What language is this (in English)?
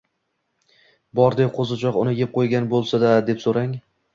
Uzbek